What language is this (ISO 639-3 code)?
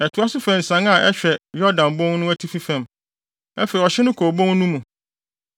aka